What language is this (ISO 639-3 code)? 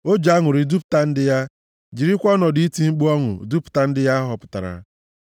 ibo